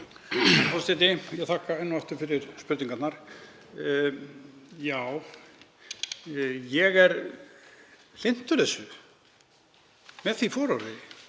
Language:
Icelandic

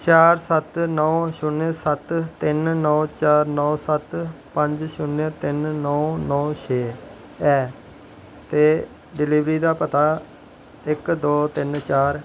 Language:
Dogri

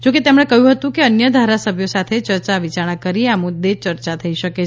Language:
Gujarati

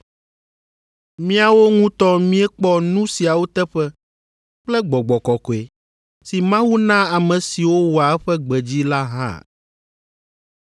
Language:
Ewe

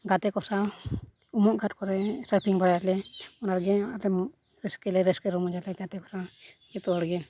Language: Santali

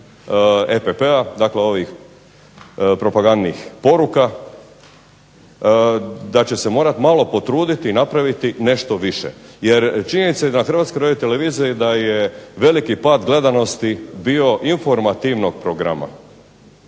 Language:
Croatian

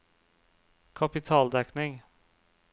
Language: Norwegian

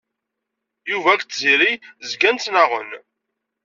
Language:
Kabyle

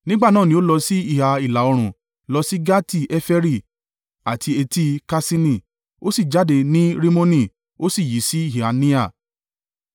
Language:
Yoruba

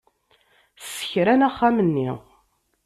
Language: Kabyle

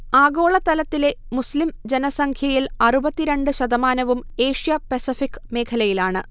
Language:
Malayalam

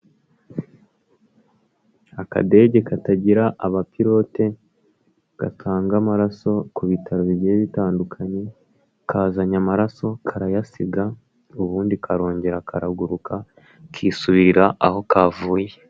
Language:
Kinyarwanda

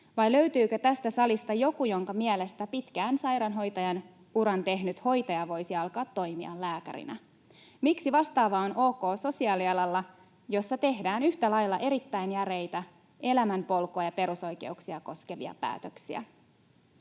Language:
Finnish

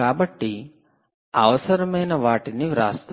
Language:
Telugu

